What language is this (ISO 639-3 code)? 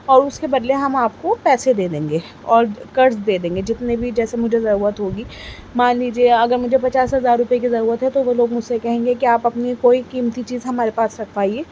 urd